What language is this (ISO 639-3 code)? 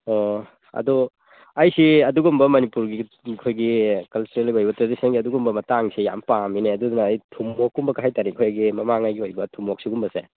mni